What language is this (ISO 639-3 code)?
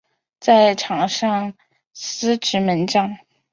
zho